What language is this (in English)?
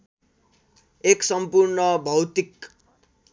Nepali